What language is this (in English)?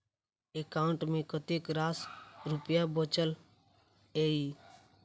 Maithili